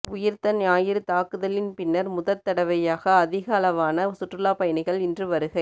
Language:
Tamil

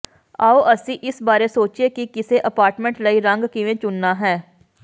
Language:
Punjabi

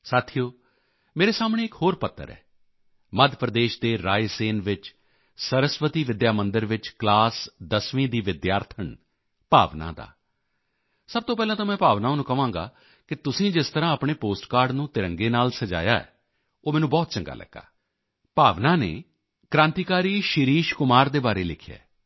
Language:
Punjabi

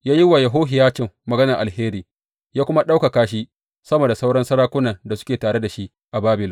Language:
Hausa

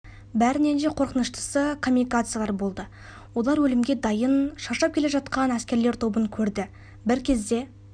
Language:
Kazakh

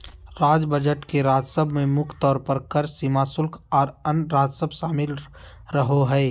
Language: Magahi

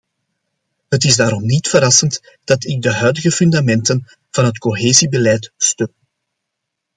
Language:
Dutch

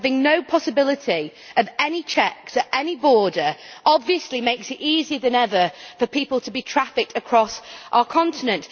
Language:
English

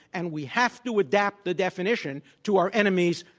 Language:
English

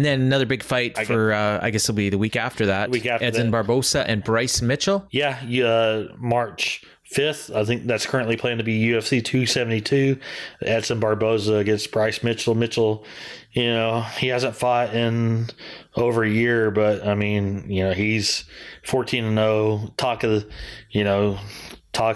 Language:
English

